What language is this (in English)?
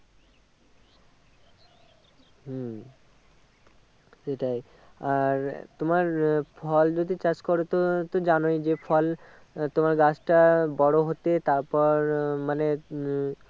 Bangla